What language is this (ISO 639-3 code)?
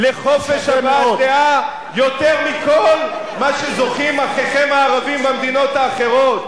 heb